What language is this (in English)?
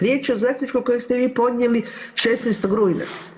Croatian